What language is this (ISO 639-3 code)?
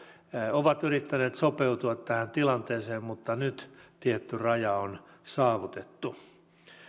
fin